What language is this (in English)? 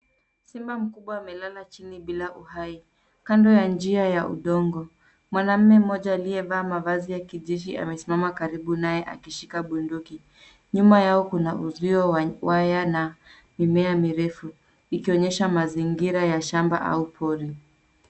Swahili